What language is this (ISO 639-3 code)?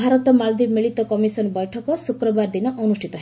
ori